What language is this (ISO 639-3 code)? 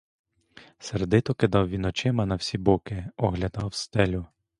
ukr